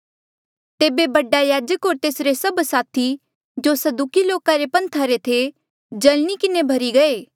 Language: Mandeali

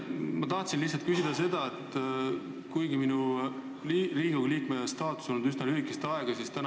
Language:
Estonian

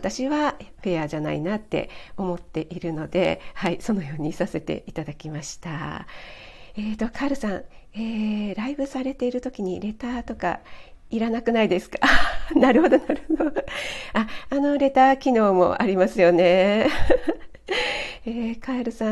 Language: Japanese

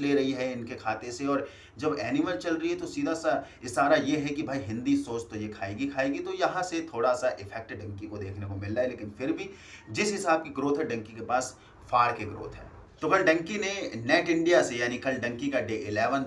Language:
Hindi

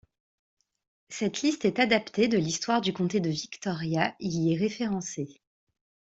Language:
French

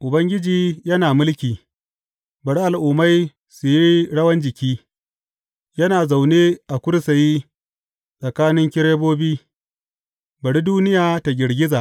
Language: Hausa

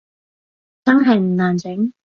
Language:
Cantonese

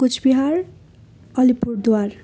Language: Nepali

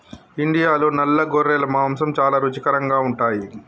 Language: Telugu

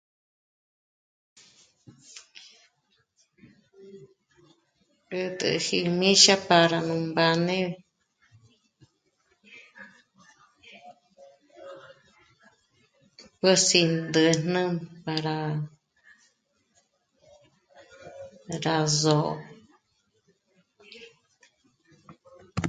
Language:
Michoacán Mazahua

